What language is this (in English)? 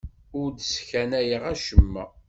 Kabyle